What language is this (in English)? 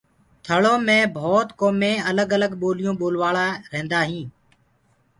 Gurgula